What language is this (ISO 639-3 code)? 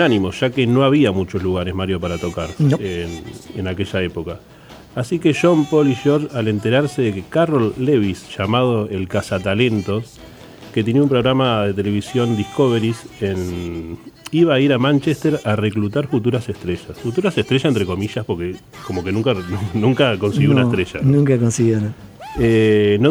spa